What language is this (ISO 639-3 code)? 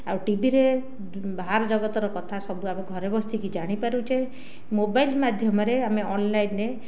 ori